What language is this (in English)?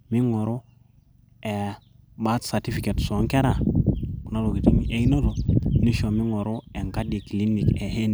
Masai